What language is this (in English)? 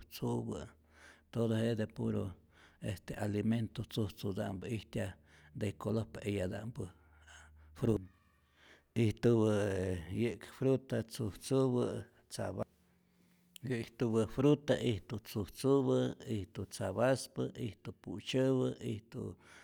Rayón Zoque